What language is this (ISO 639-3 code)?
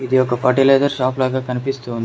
tel